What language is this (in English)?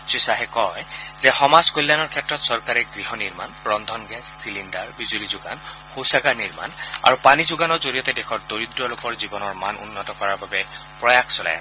Assamese